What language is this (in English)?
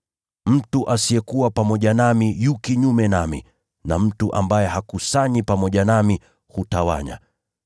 Swahili